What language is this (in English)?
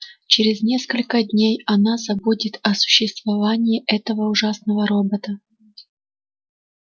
Russian